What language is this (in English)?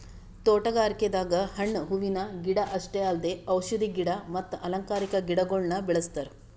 Kannada